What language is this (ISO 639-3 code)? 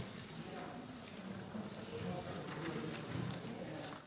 slv